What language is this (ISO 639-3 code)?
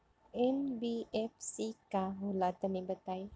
bho